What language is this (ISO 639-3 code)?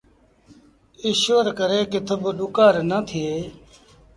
sbn